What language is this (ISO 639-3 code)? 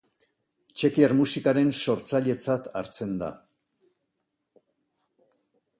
eus